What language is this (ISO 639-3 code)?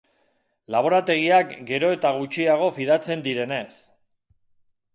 eus